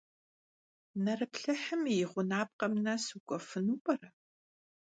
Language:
Kabardian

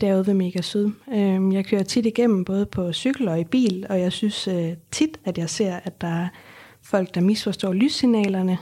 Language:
Danish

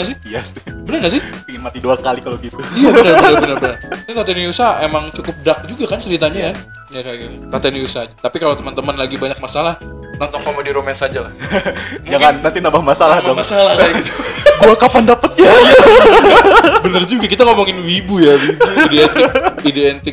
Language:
Indonesian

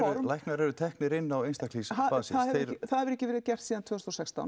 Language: Icelandic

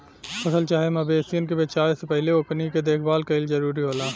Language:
Bhojpuri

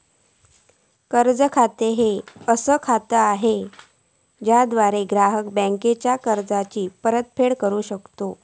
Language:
Marathi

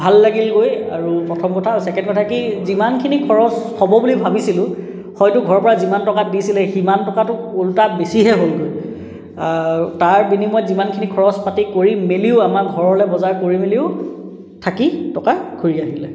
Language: Assamese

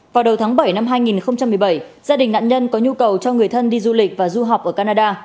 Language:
Vietnamese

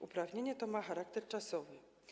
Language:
Polish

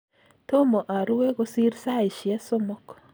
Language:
Kalenjin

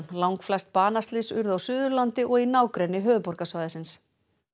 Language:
Icelandic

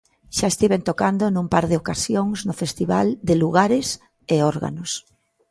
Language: Galician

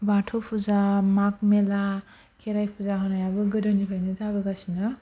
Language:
Bodo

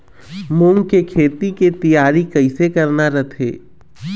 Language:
Chhattisgarhi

